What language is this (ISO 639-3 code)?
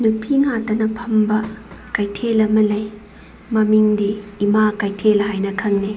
mni